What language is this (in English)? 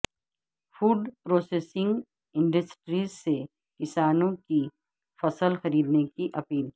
Urdu